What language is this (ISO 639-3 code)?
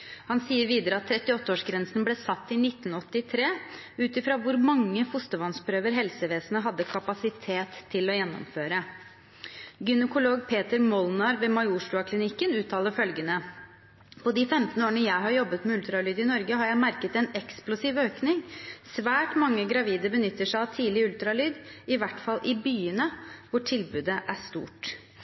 nob